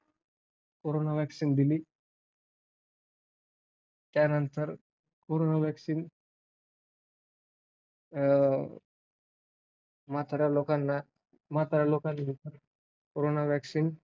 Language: Marathi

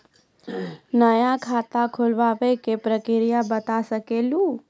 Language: Maithili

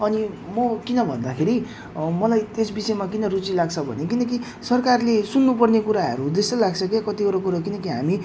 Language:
Nepali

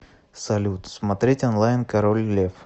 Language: Russian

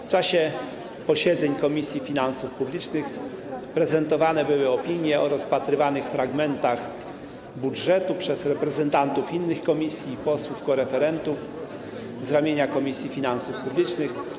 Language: Polish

